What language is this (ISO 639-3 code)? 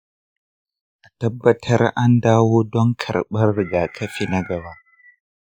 hau